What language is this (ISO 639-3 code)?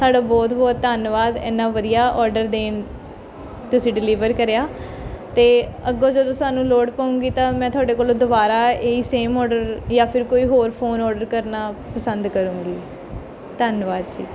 pan